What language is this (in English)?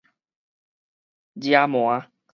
Min Nan Chinese